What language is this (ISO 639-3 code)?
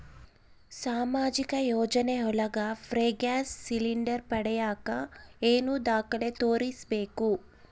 kan